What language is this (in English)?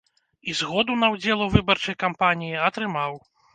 Belarusian